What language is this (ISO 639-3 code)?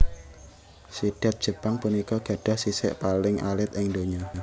jav